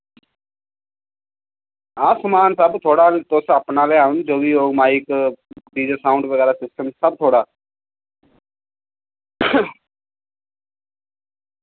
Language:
Dogri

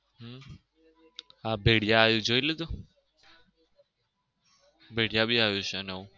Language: Gujarati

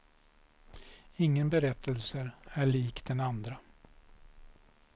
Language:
Swedish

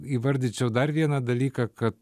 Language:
Lithuanian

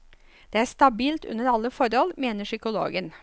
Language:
Norwegian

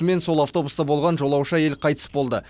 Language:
Kazakh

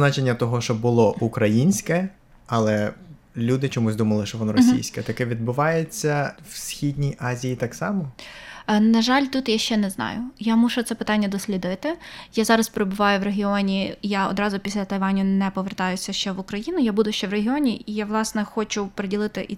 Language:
Ukrainian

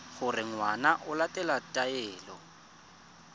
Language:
Tswana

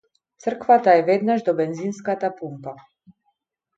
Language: Macedonian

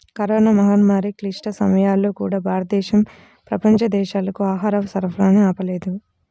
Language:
Telugu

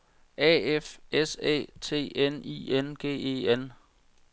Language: Danish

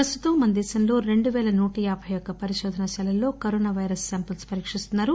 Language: Telugu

